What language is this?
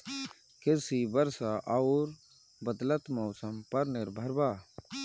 Bhojpuri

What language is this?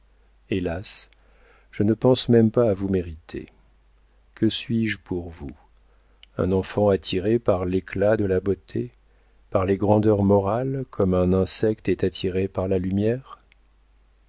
French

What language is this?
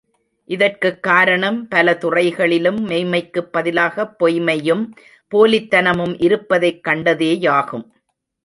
Tamil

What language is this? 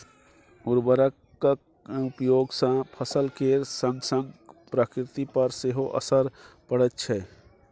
Maithili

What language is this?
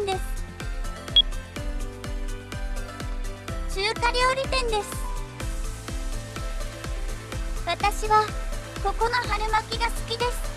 Japanese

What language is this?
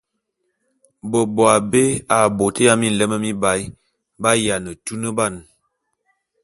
Bulu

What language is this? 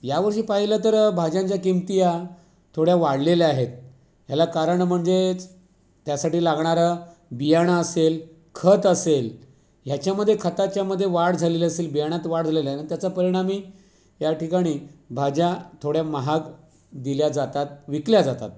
Marathi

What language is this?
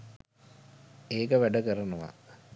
Sinhala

